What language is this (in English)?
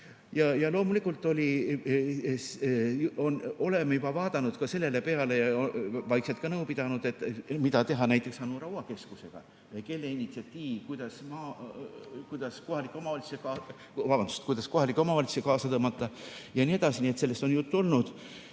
Estonian